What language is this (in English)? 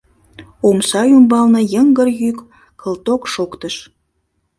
Mari